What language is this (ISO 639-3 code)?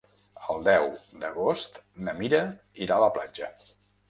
cat